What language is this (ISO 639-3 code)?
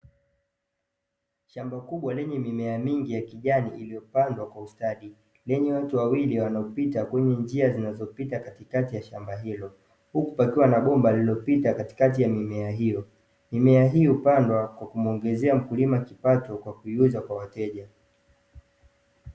swa